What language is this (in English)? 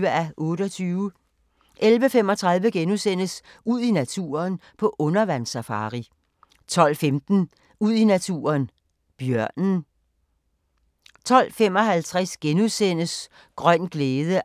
Danish